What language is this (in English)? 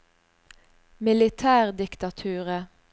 Norwegian